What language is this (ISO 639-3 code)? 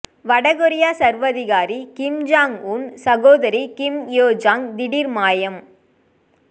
tam